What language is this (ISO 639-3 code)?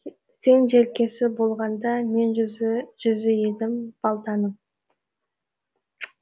kaz